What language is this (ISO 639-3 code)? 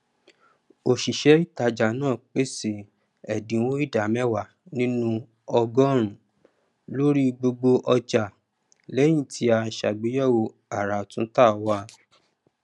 yor